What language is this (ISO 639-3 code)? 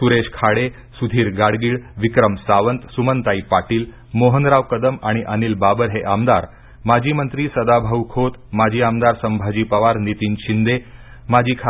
mar